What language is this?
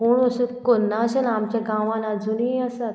Konkani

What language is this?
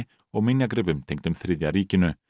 Icelandic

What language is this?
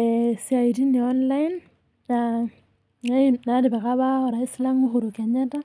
Masai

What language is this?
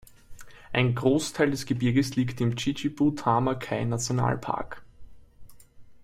German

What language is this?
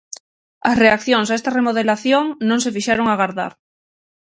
Galician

